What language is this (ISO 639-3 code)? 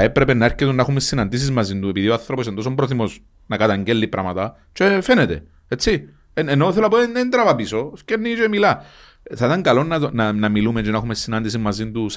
ell